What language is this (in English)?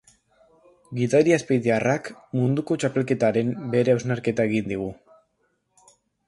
Basque